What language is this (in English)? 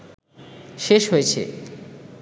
Bangla